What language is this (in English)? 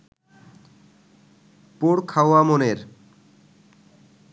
Bangla